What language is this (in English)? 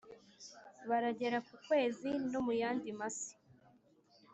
Kinyarwanda